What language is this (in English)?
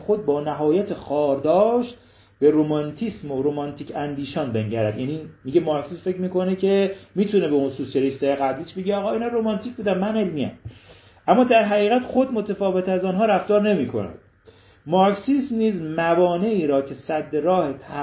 Persian